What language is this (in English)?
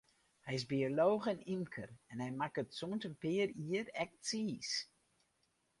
Western Frisian